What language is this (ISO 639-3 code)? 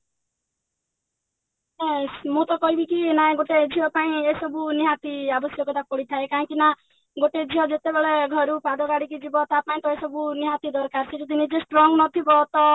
ori